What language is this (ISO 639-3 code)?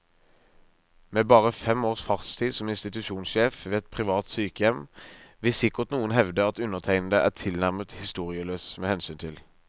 nor